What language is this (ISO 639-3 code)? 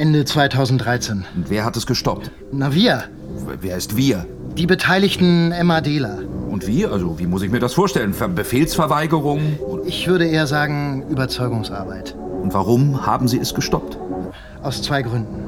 deu